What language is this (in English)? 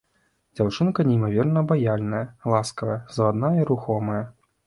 Belarusian